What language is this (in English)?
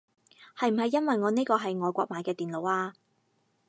Cantonese